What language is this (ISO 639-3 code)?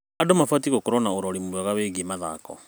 kik